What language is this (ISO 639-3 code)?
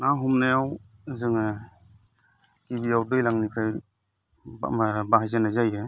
brx